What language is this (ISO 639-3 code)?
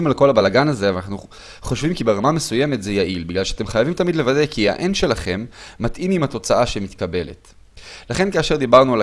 heb